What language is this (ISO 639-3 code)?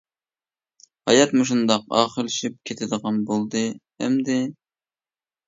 uig